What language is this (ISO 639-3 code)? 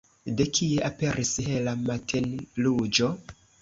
epo